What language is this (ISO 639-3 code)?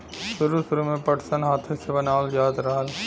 bho